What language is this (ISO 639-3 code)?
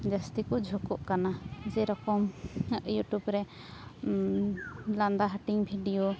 sat